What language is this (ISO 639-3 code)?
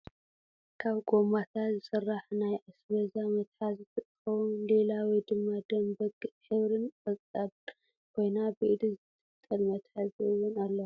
tir